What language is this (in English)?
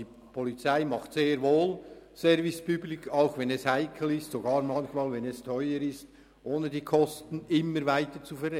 Swiss German